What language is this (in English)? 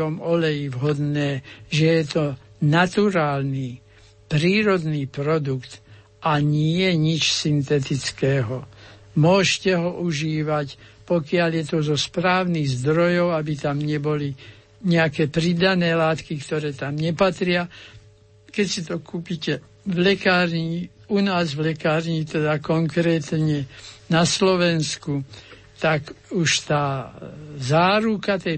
Slovak